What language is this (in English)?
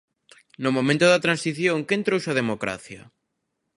Galician